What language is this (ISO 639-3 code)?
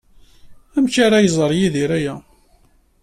kab